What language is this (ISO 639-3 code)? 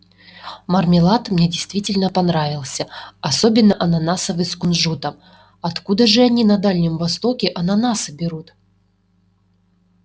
rus